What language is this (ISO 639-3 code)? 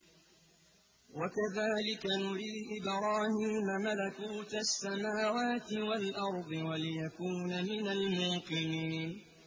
ara